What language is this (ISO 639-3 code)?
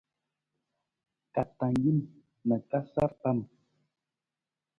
nmz